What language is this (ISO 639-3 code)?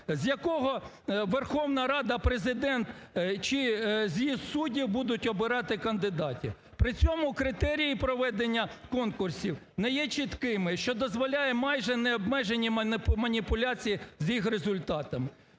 ukr